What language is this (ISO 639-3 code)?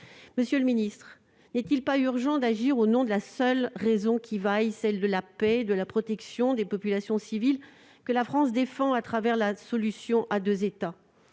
fra